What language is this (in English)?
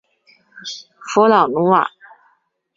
Chinese